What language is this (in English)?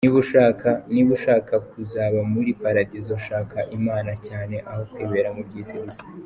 Kinyarwanda